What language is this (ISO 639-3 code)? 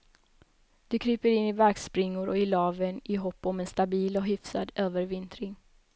swe